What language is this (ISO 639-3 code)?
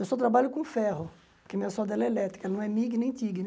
por